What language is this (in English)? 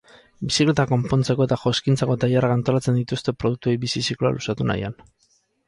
Basque